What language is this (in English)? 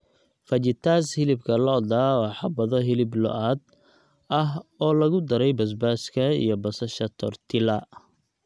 Somali